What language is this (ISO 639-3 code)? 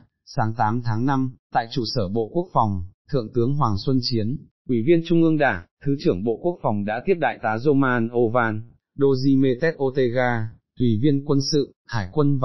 vie